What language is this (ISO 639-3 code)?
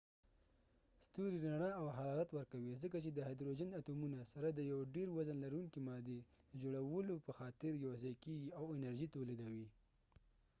pus